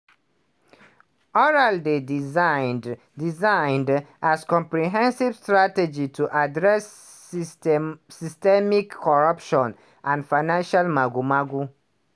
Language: Nigerian Pidgin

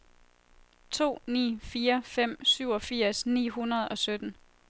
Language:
Danish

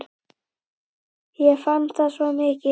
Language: Icelandic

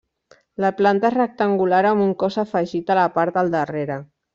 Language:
Catalan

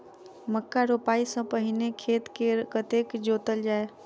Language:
Maithili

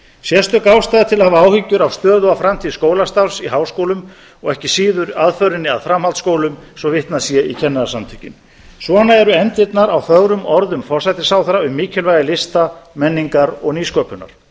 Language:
Icelandic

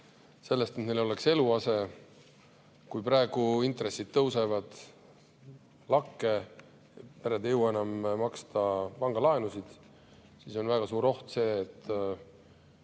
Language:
Estonian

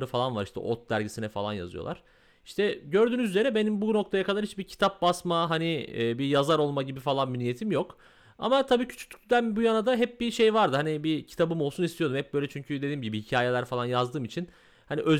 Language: Turkish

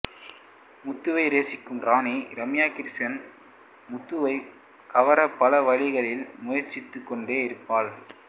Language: Tamil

